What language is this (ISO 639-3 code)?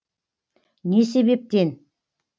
kaz